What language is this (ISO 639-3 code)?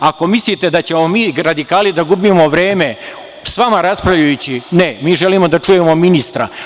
srp